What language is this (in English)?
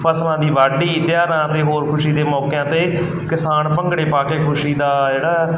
Punjabi